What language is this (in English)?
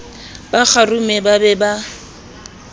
Southern Sotho